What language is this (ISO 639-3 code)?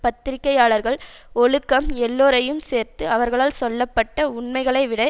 tam